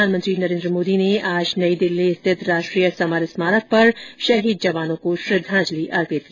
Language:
Hindi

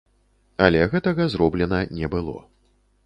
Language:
Belarusian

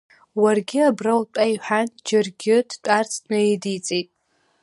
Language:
Abkhazian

